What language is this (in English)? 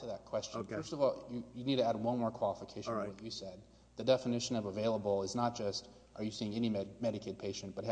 English